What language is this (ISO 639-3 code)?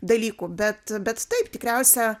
lit